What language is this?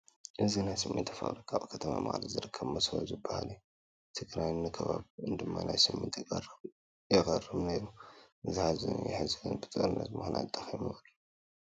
Tigrinya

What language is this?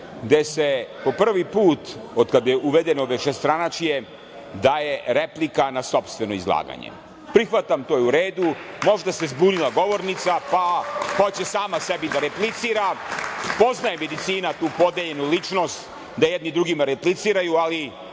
Serbian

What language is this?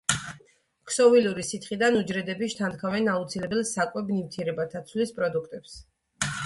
Georgian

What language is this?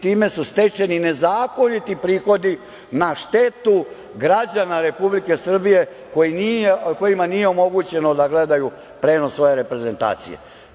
Serbian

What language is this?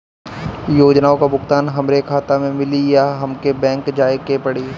Bhojpuri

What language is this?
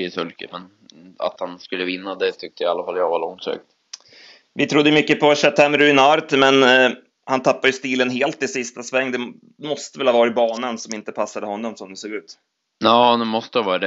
Swedish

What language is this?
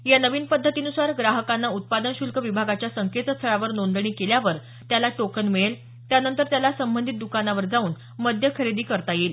Marathi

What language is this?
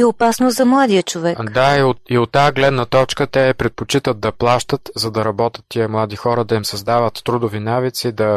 Bulgarian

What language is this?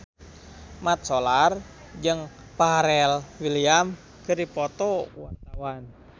Sundanese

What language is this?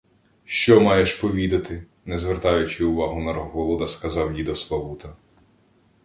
Ukrainian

